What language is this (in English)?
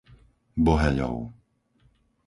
Slovak